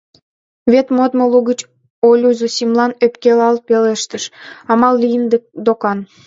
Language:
Mari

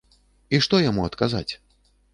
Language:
Belarusian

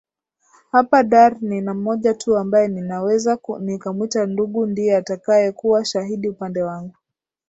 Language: Swahili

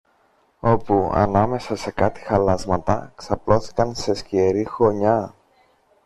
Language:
Greek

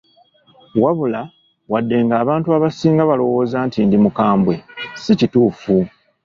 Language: Ganda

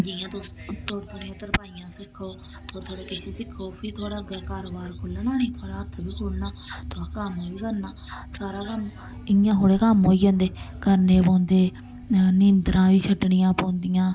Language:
Dogri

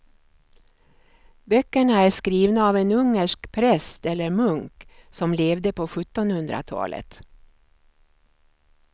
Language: Swedish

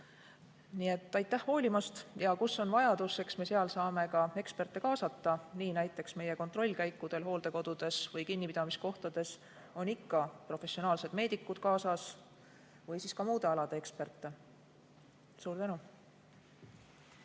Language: Estonian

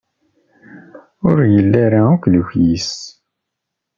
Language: Kabyle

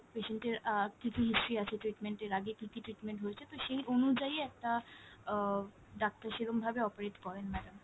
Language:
Bangla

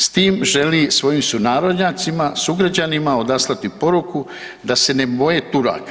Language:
Croatian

